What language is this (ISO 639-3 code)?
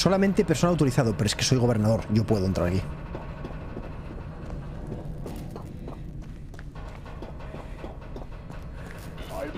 spa